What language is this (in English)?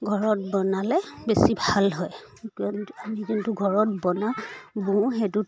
Assamese